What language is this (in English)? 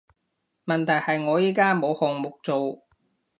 Cantonese